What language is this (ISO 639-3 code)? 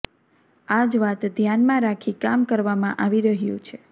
guj